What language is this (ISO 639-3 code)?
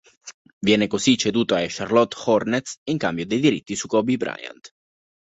ita